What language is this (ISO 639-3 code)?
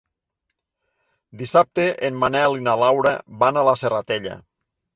cat